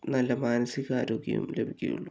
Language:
Malayalam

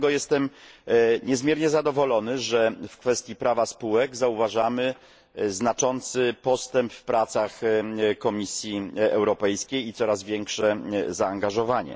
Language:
Polish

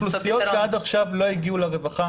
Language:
Hebrew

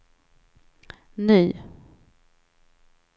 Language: Swedish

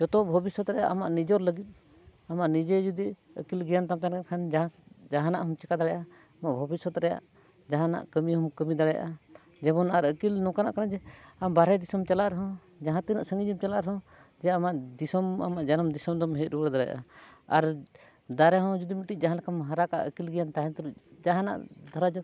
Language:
Santali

